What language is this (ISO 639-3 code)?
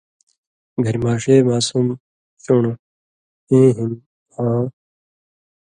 mvy